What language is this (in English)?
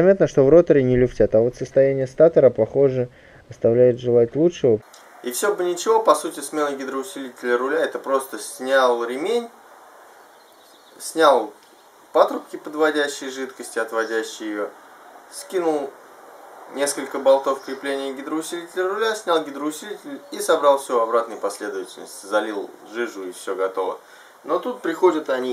Russian